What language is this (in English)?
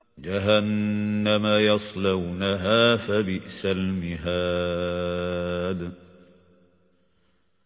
Arabic